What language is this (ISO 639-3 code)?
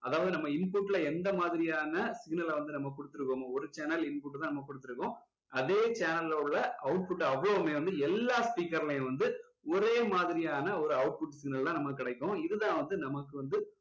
tam